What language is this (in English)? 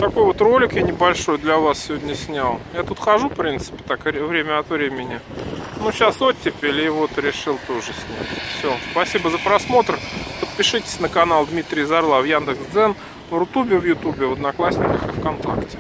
Russian